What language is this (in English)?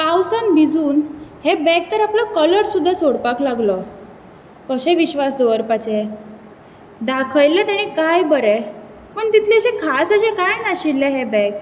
Konkani